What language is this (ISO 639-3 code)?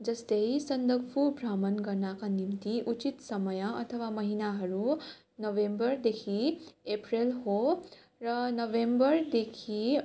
nep